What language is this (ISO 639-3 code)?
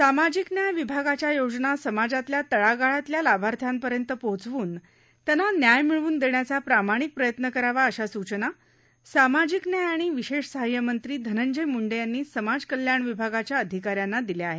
mar